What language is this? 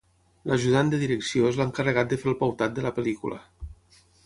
Catalan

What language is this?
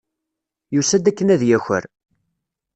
Kabyle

